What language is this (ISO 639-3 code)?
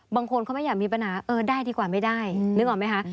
tha